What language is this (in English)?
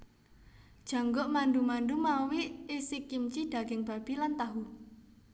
Javanese